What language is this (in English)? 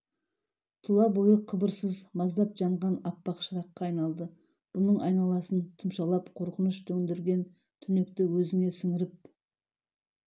Kazakh